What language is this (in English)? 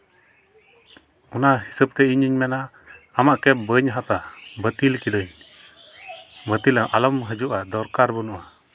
Santali